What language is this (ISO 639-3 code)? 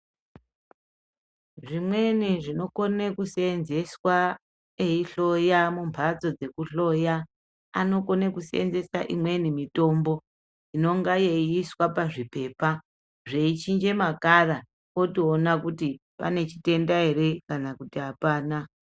ndc